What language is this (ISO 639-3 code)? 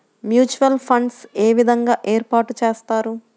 tel